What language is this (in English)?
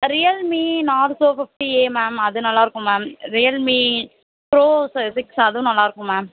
Tamil